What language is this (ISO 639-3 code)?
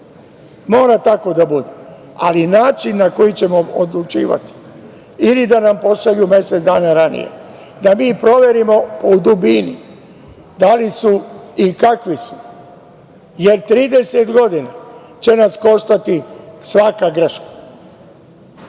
srp